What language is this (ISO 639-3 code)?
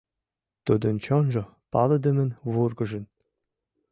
chm